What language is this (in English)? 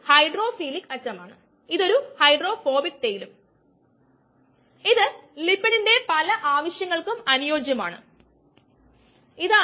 Malayalam